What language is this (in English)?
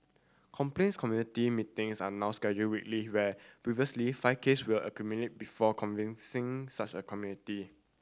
English